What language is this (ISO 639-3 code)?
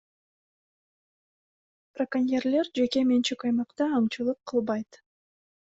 kir